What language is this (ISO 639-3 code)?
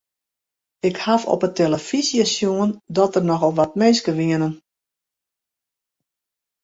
fry